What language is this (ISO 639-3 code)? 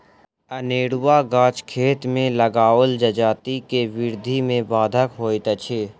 mai